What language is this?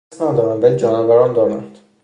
Persian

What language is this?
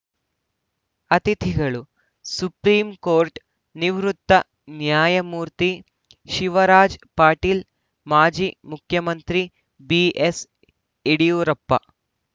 Kannada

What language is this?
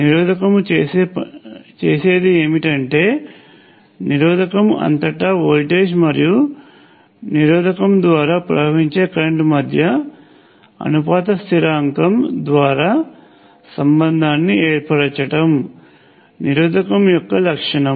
Telugu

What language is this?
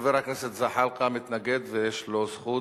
Hebrew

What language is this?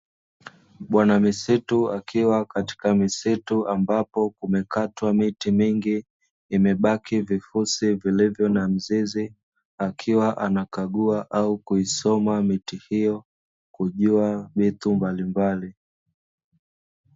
Swahili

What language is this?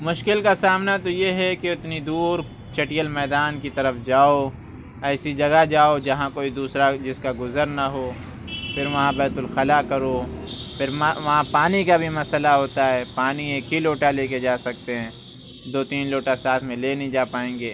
Urdu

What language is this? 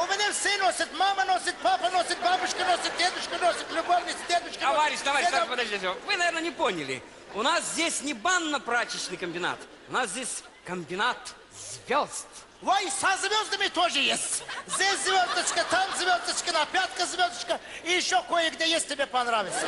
Russian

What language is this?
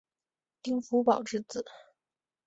Chinese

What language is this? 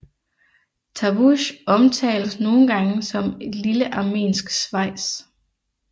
Danish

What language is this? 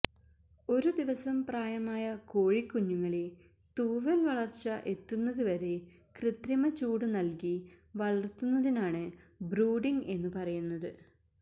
Malayalam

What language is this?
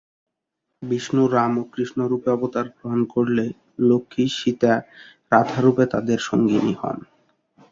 Bangla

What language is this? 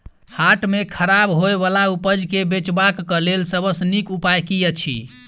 Maithili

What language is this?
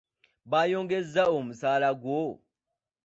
Ganda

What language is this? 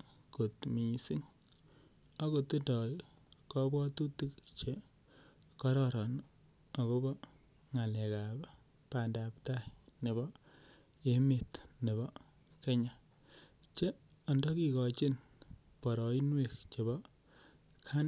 Kalenjin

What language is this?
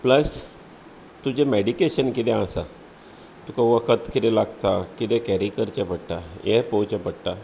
Konkani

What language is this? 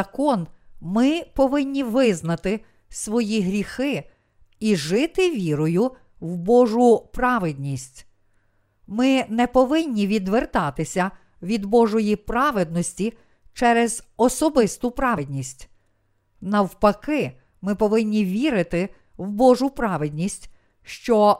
Ukrainian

